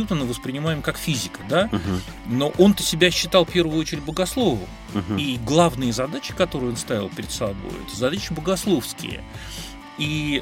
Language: Russian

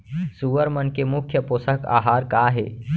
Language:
Chhattisgarhi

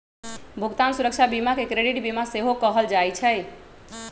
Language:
Magahi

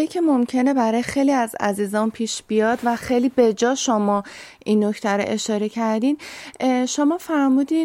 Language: Persian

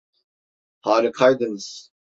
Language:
Turkish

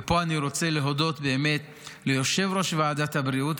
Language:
Hebrew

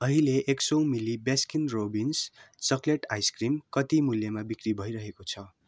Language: Nepali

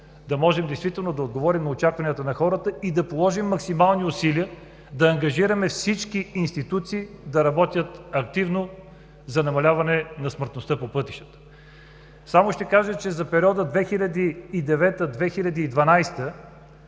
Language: Bulgarian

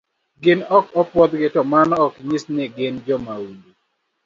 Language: Luo (Kenya and Tanzania)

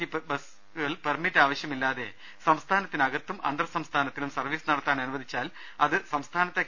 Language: Malayalam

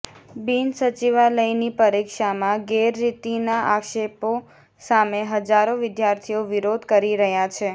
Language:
Gujarati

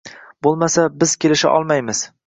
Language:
Uzbek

